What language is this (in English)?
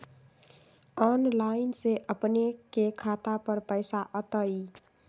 Magahi